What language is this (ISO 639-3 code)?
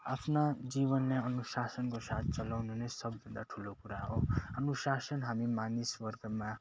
nep